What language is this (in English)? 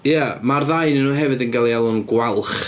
Welsh